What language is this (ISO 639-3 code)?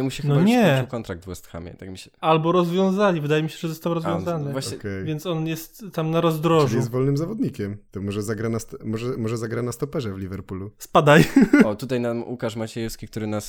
pol